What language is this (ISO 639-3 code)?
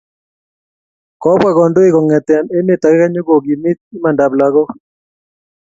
kln